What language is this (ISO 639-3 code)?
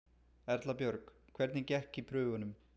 isl